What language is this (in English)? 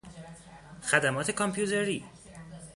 Persian